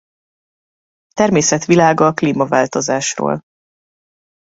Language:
Hungarian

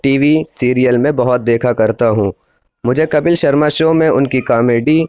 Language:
Urdu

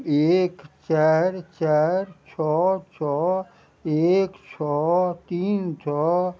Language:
Maithili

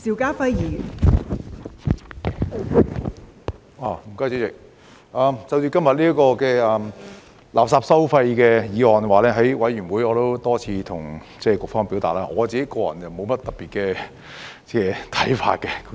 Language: Cantonese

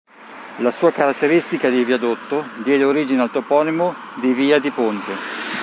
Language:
Italian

